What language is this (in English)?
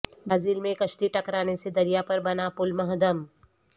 Urdu